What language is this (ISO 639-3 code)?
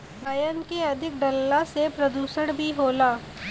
bho